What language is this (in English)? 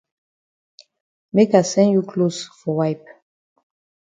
Cameroon Pidgin